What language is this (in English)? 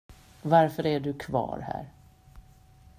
Swedish